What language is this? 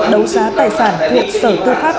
Vietnamese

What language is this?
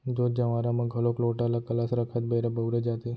Chhattisgarhi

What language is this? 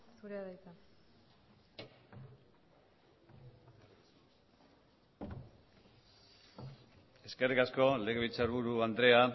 Basque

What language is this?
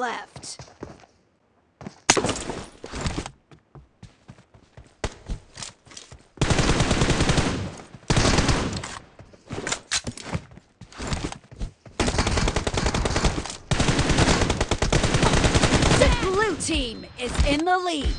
English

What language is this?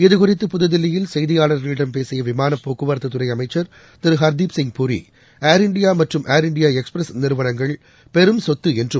Tamil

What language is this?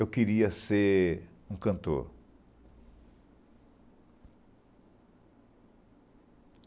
Portuguese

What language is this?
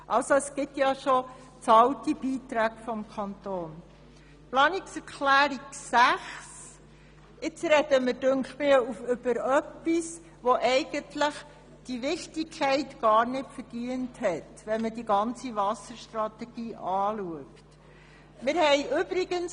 Swiss German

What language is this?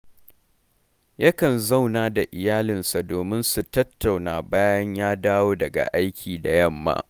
Hausa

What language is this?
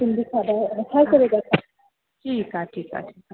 Sindhi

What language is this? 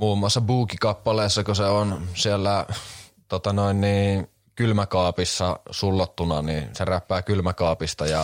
Finnish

